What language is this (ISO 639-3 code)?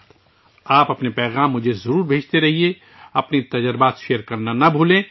urd